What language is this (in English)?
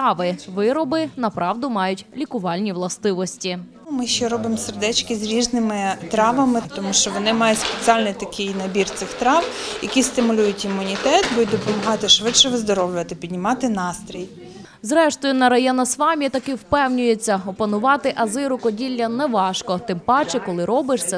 Ukrainian